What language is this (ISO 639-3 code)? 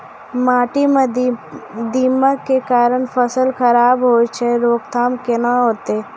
mai